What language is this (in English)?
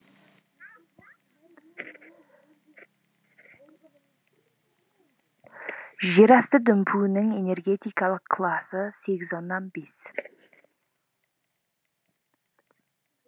Kazakh